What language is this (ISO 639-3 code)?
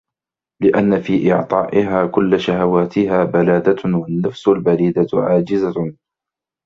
ara